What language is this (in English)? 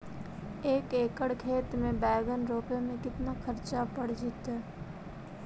Magahi